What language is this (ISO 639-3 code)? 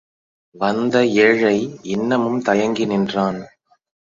tam